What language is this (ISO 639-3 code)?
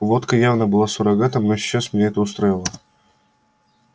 rus